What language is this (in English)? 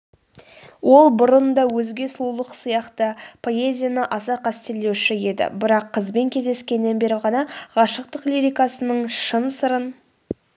Kazakh